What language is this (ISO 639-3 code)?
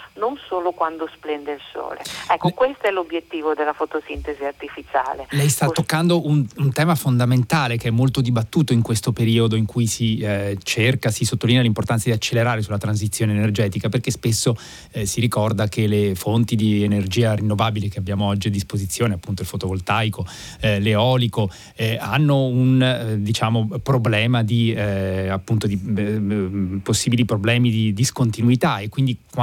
ita